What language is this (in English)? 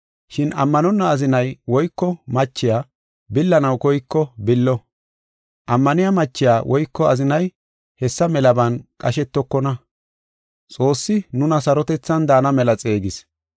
Gofa